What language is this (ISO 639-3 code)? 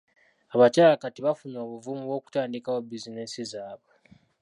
lug